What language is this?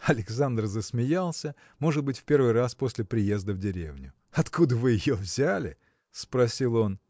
Russian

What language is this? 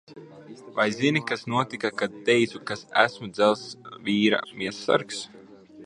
Latvian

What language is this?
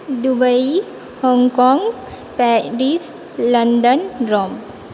Maithili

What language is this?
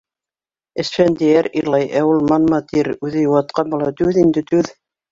Bashkir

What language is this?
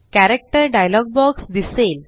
Marathi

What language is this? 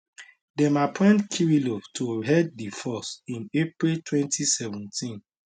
Nigerian Pidgin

